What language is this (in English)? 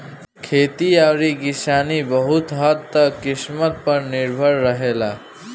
Bhojpuri